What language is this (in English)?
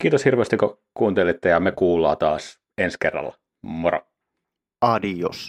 Finnish